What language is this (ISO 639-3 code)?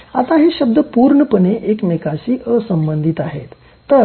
mar